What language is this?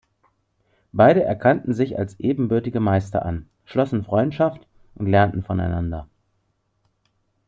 German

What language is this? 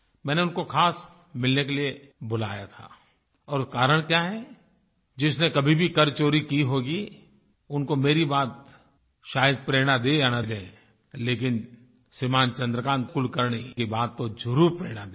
Hindi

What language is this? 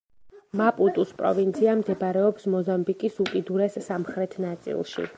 Georgian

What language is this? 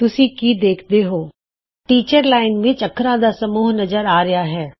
Punjabi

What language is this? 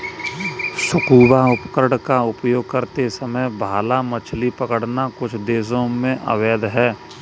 Hindi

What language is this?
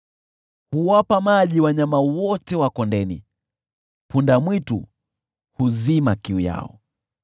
Swahili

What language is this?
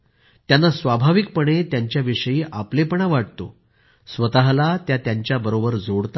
Marathi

